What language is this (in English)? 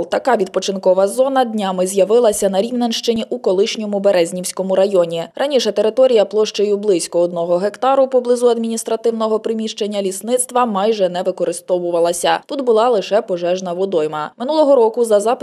Ukrainian